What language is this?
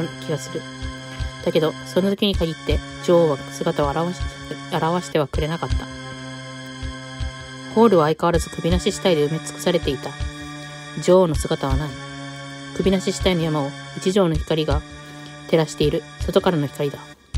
Japanese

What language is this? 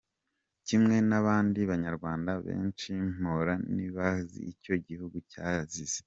Kinyarwanda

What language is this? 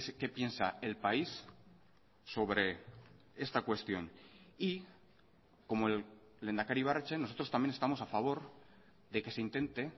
Spanish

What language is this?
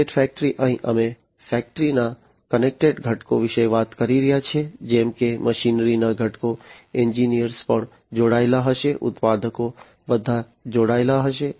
Gujarati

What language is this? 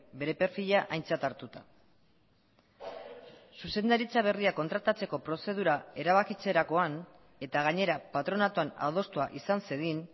Basque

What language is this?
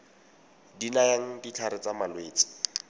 Tswana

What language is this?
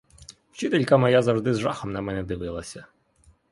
Ukrainian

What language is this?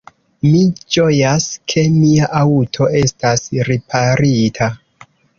Esperanto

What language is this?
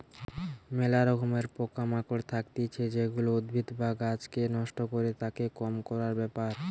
Bangla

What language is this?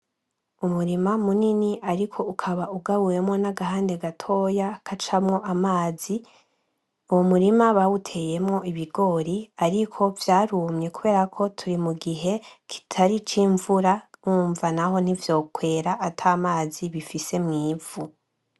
Rundi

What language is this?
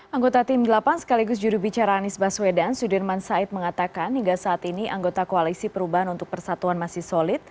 Indonesian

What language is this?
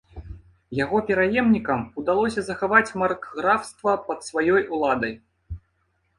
Belarusian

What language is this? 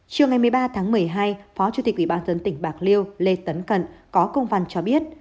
Vietnamese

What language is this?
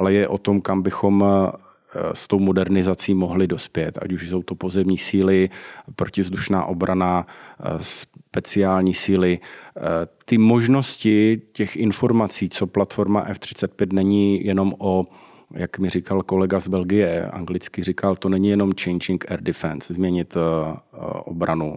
Czech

